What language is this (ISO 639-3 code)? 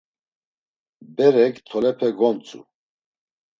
lzz